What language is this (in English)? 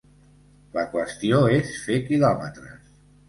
Catalan